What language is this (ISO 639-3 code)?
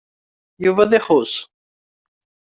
kab